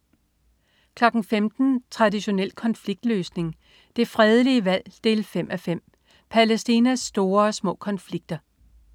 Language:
Danish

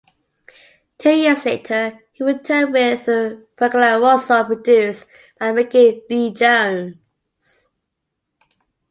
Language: English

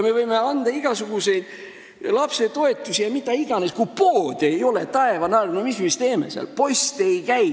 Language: Estonian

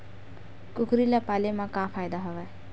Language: Chhattisgarhi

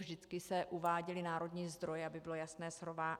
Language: Czech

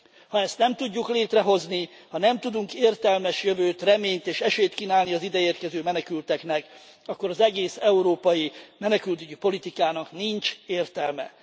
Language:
Hungarian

